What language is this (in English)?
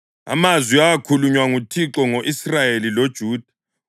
North Ndebele